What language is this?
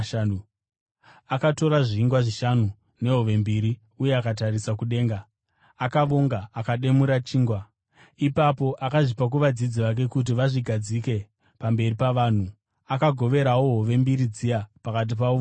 Shona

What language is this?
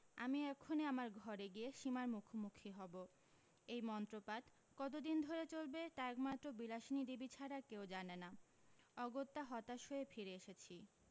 Bangla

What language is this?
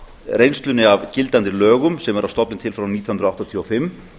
Icelandic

